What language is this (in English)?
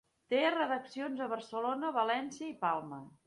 Catalan